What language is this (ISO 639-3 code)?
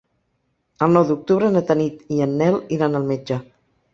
cat